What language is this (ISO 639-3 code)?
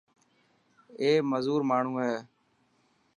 mki